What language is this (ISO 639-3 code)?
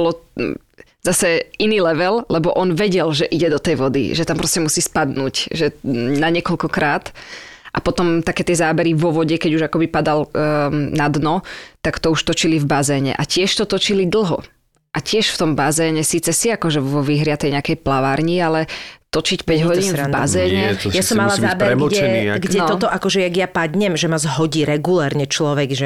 slk